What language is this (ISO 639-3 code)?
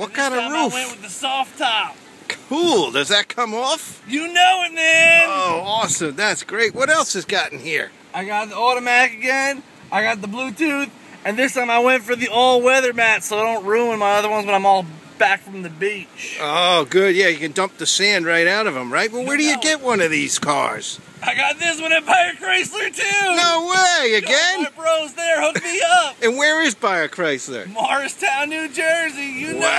eng